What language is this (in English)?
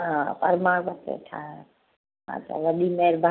Sindhi